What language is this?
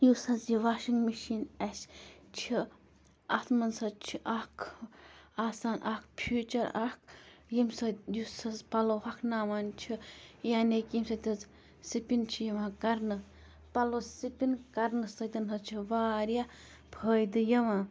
Kashmiri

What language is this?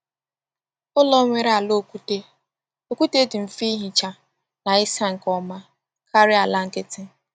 Igbo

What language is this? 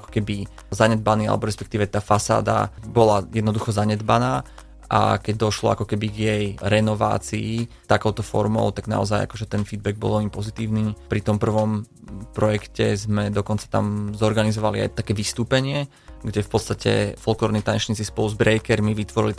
Slovak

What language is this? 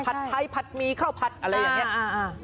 Thai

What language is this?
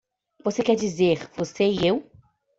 Portuguese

